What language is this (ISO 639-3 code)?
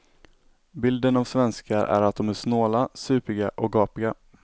swe